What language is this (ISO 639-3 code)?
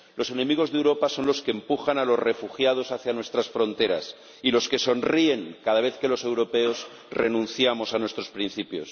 spa